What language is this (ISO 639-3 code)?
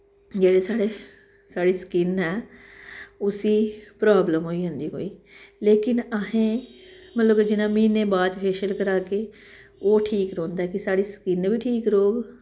doi